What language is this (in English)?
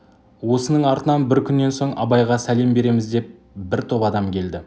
Kazakh